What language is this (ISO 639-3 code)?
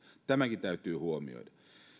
fin